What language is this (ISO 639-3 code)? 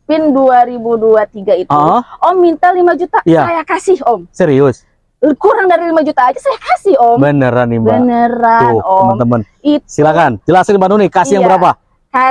ind